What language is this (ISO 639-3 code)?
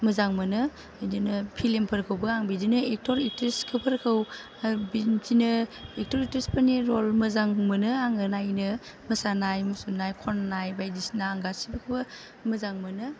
brx